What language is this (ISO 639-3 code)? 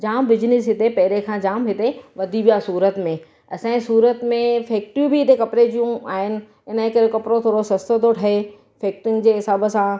snd